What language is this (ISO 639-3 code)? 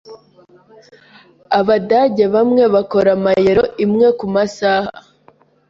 kin